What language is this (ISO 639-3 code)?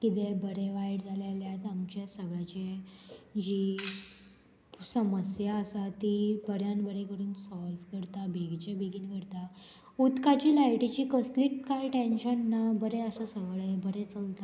kok